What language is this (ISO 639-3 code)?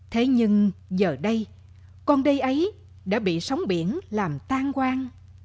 vie